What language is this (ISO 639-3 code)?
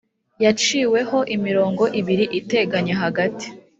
kin